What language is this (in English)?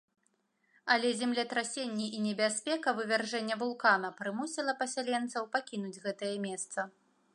Belarusian